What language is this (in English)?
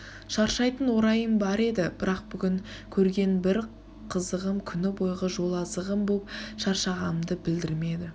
Kazakh